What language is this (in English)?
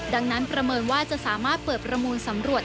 Thai